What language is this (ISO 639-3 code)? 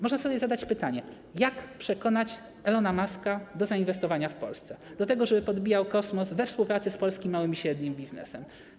pol